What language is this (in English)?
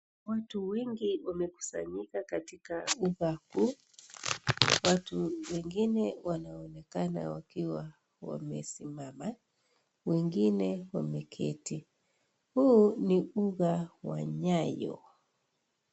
Swahili